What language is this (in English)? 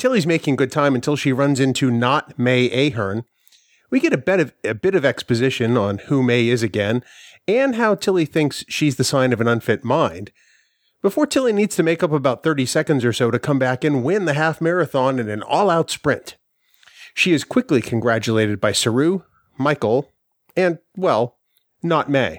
English